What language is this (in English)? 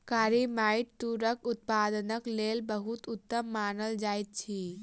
Maithili